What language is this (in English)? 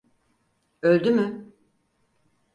Turkish